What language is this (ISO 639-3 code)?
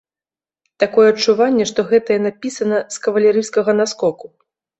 bel